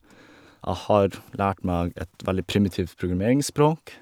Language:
Norwegian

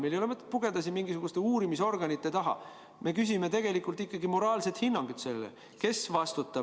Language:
Estonian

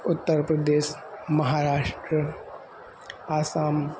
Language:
Sanskrit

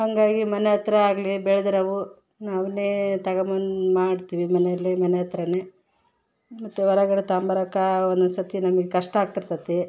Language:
Kannada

